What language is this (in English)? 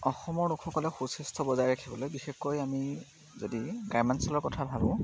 Assamese